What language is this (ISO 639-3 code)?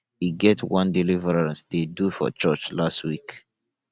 pcm